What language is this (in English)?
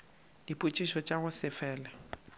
Northern Sotho